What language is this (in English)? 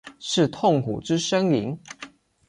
Chinese